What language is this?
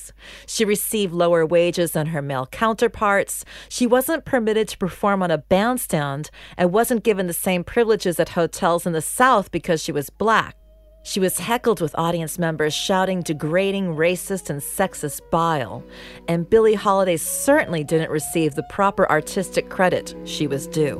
English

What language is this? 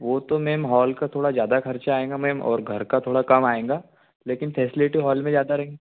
Hindi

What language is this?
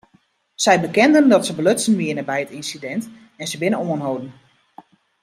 Western Frisian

